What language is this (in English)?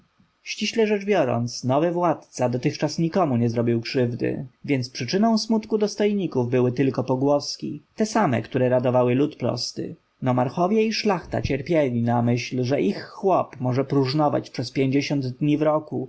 Polish